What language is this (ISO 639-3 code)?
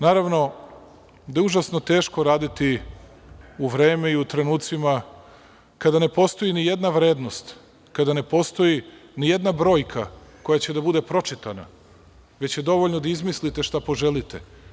srp